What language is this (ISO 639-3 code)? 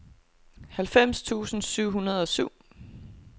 dan